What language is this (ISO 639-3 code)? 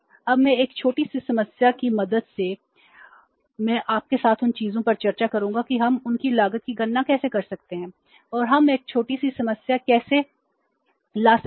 hin